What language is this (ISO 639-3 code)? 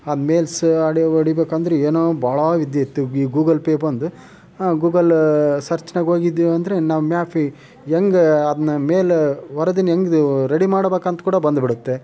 kan